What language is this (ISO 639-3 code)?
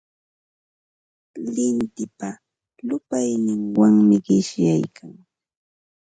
qva